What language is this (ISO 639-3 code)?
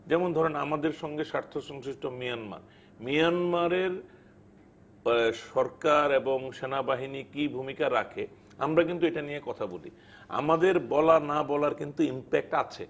ben